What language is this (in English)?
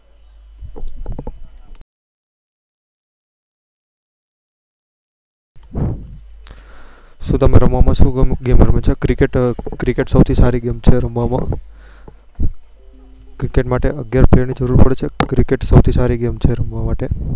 Gujarati